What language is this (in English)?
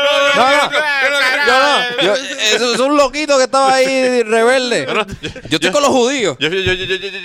Spanish